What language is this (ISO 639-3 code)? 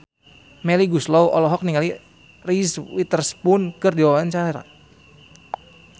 sun